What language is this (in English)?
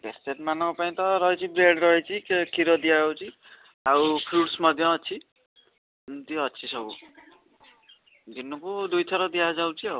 Odia